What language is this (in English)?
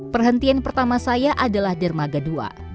Indonesian